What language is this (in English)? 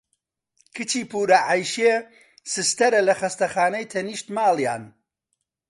Central Kurdish